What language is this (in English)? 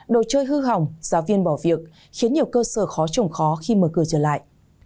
Vietnamese